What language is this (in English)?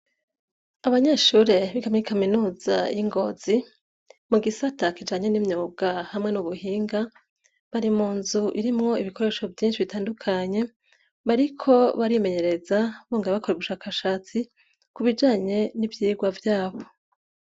Rundi